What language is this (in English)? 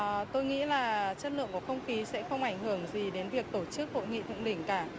Vietnamese